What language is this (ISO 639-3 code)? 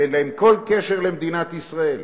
heb